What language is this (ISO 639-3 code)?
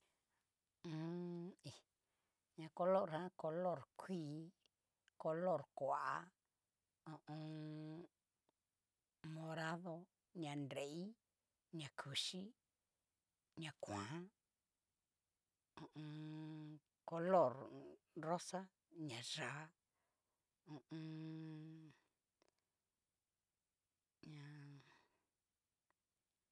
miu